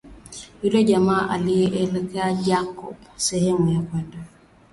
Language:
Swahili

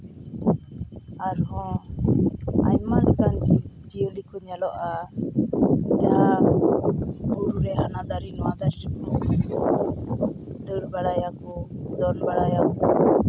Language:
Santali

